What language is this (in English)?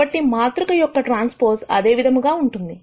Telugu